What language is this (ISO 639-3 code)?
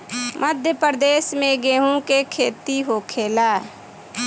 bho